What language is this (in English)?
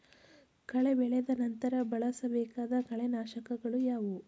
Kannada